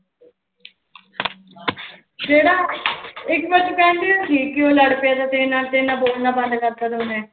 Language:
Punjabi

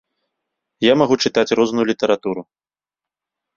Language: Belarusian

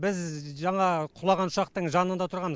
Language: Kazakh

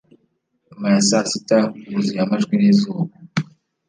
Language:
Kinyarwanda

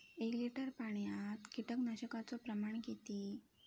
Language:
Marathi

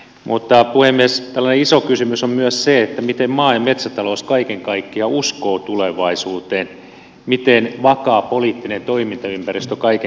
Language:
Finnish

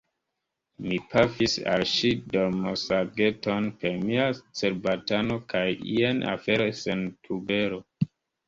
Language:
Esperanto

